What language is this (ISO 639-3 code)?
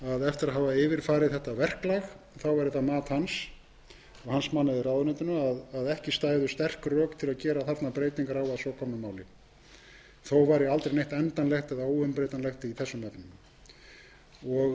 isl